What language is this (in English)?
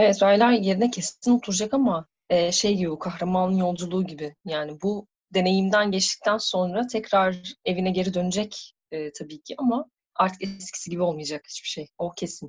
Turkish